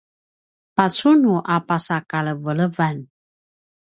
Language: Paiwan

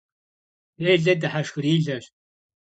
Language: Kabardian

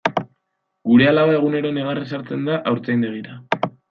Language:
Basque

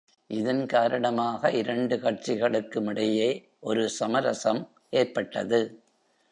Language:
Tamil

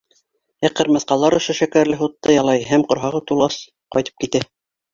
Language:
Bashkir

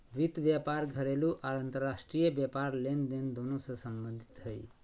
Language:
Magahi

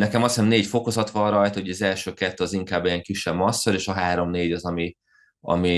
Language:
Hungarian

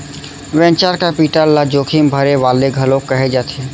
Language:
Chhattisgarhi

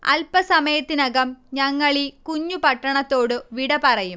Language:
Malayalam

